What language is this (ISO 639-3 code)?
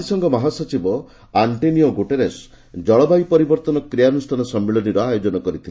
ori